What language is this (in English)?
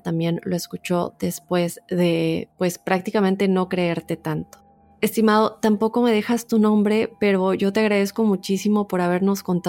Spanish